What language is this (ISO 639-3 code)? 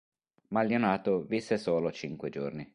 ita